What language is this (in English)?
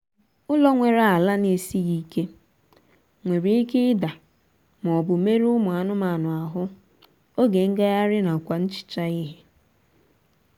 Igbo